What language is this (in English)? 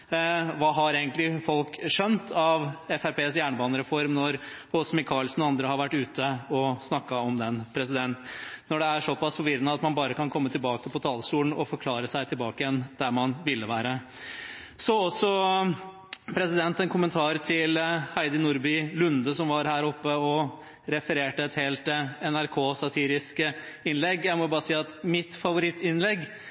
Norwegian Bokmål